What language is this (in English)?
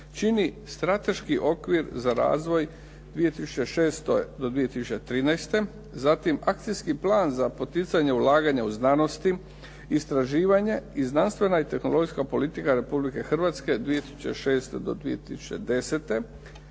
Croatian